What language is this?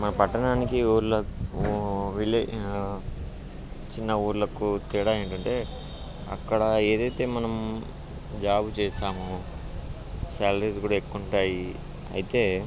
Telugu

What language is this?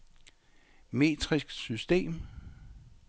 Danish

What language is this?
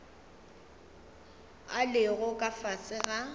Northern Sotho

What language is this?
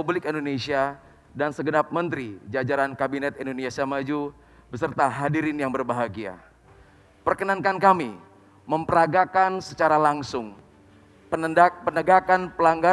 Indonesian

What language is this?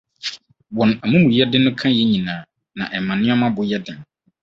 Akan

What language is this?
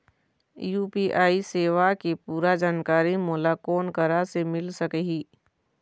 Chhattisgarhi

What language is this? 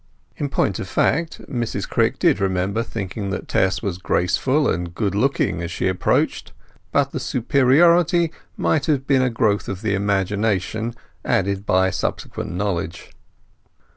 English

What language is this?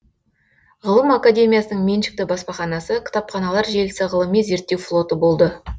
Kazakh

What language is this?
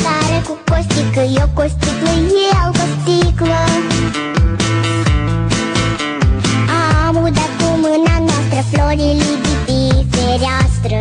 Romanian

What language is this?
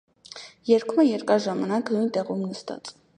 Armenian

